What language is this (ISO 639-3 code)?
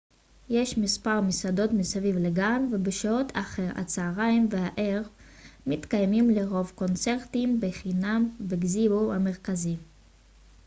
heb